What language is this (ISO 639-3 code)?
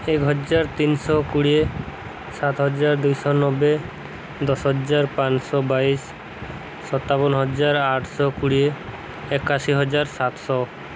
ori